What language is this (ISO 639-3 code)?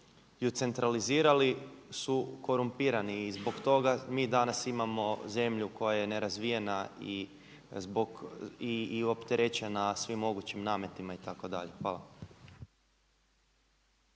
hrv